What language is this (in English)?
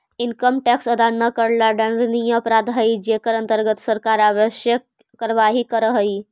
Magahi